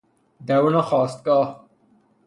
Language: Persian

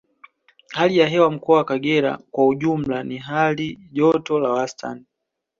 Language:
Swahili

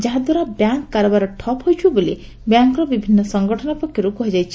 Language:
Odia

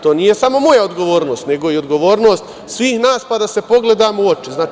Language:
Serbian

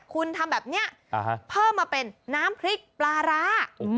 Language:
Thai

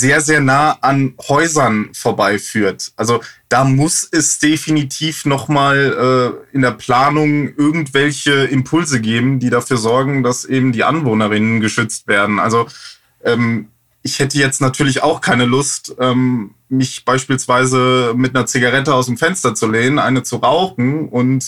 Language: German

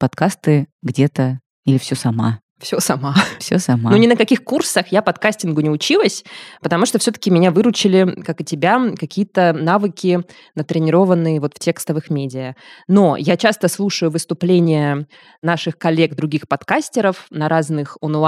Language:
Russian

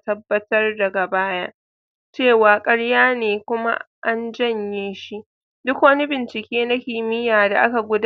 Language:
Hausa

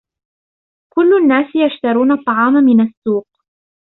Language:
Arabic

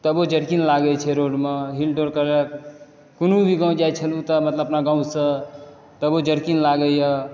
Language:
Maithili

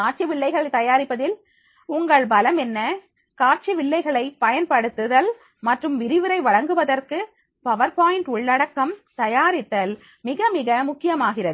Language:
Tamil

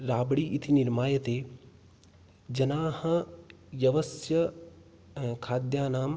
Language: Sanskrit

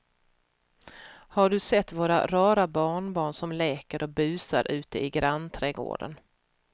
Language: Swedish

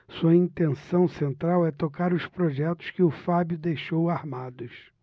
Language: Portuguese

